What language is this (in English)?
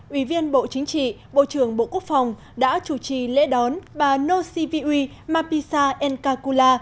Vietnamese